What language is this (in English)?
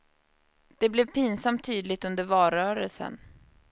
Swedish